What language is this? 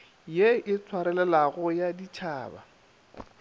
Northern Sotho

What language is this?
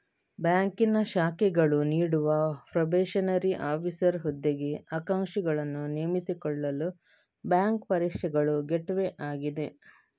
Kannada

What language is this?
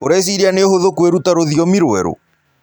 Kikuyu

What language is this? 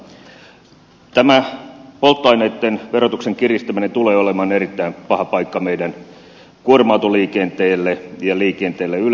Finnish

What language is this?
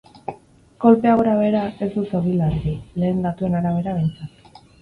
Basque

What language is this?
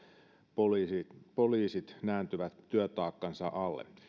Finnish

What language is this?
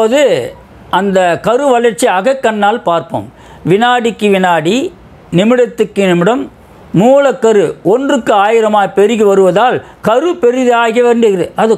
Dutch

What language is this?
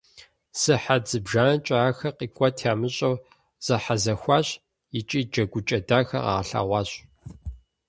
Kabardian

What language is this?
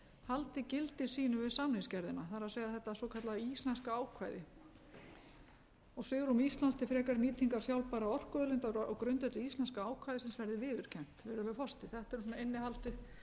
Icelandic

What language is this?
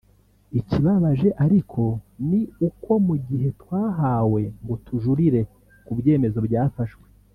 Kinyarwanda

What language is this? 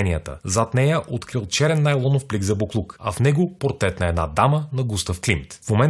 Bulgarian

